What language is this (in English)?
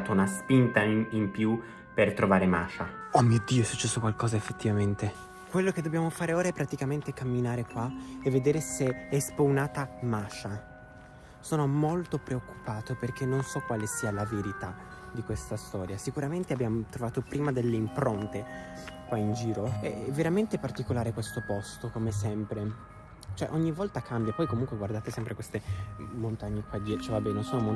Italian